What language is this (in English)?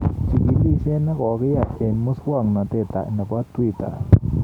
Kalenjin